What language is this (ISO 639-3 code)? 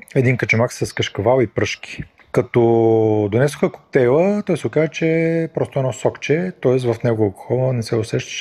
bul